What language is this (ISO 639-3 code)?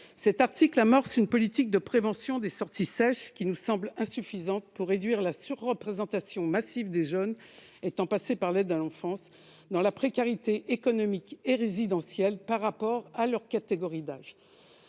fra